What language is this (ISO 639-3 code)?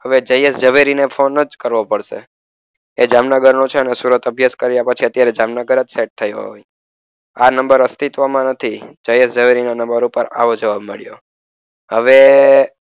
guj